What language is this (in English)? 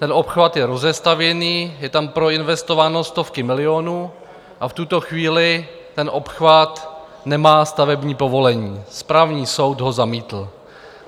Czech